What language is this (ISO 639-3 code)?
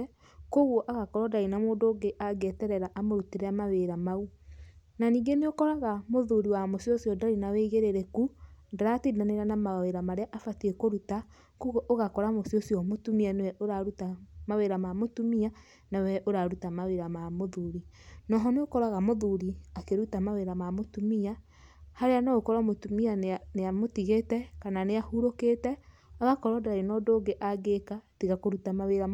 kik